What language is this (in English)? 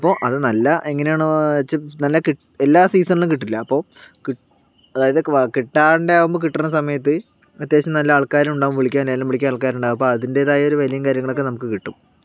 Malayalam